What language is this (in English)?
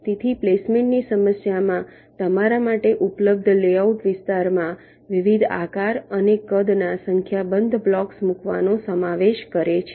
Gujarati